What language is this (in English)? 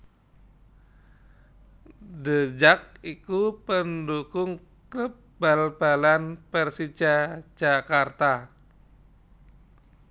Javanese